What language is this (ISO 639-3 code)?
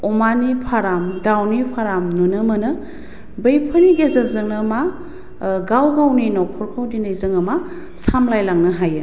brx